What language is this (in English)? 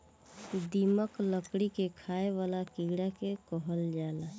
Bhojpuri